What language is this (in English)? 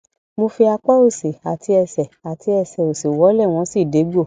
Yoruba